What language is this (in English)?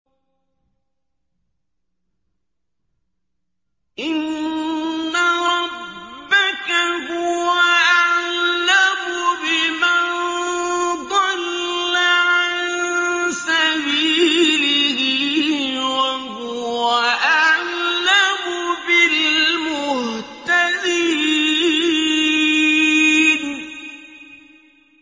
Arabic